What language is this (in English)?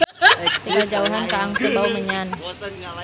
Sundanese